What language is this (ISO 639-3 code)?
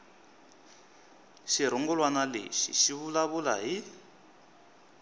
tso